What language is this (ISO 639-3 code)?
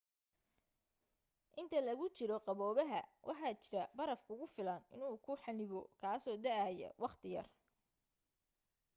som